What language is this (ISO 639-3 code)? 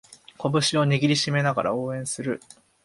jpn